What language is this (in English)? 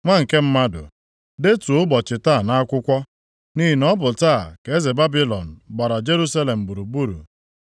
Igbo